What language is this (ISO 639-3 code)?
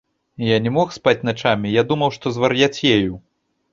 bel